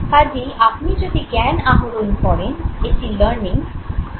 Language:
Bangla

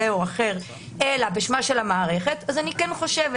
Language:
Hebrew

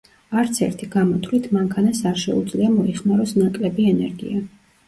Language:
Georgian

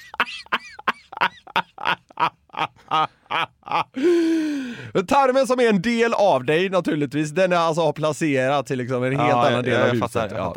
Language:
Swedish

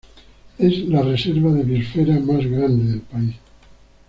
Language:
Spanish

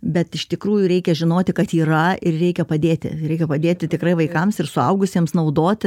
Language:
Lithuanian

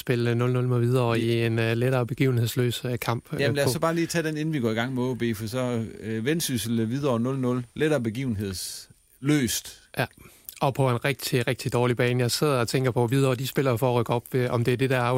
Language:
Danish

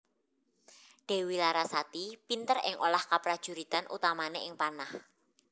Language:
Javanese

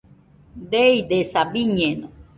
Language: Nüpode Huitoto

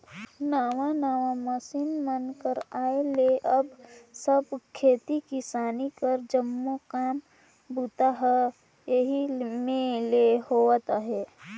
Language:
Chhattisgarhi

